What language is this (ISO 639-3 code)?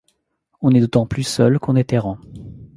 fra